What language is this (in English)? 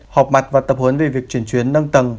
Vietnamese